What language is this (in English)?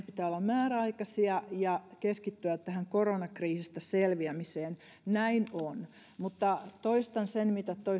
Finnish